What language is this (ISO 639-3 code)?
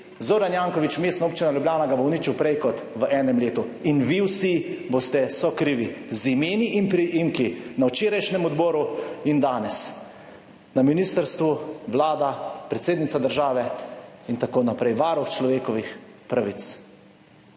slv